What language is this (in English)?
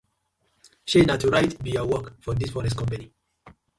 Nigerian Pidgin